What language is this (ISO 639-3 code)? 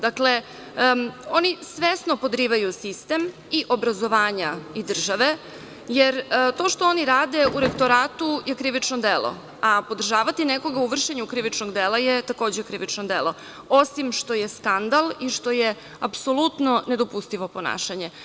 srp